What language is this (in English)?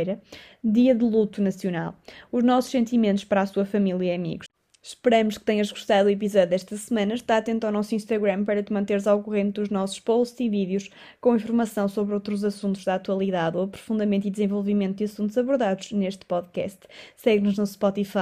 Portuguese